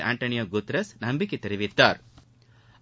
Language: Tamil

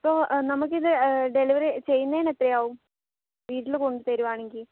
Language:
Malayalam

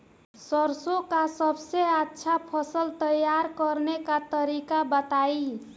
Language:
Bhojpuri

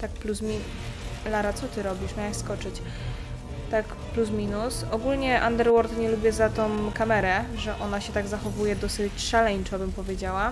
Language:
Polish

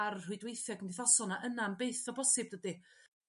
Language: Welsh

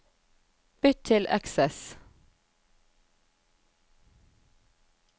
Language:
Norwegian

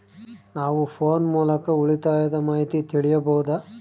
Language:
Kannada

